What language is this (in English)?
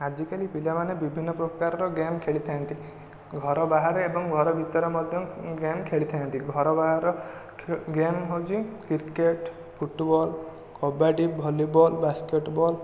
Odia